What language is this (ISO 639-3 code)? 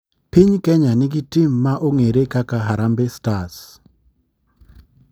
luo